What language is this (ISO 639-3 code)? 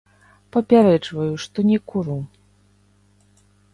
bel